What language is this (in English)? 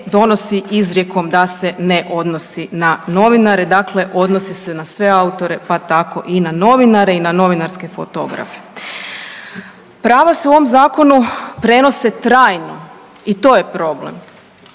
Croatian